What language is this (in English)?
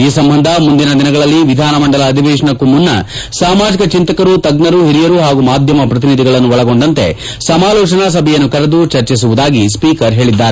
Kannada